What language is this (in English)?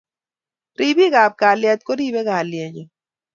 Kalenjin